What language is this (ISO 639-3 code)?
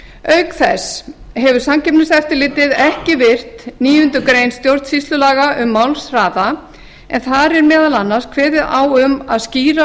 isl